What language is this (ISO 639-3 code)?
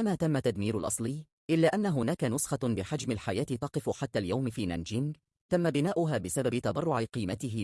ara